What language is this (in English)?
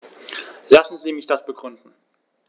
German